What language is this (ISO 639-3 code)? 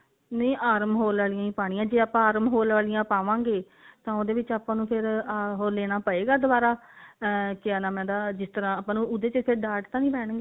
pan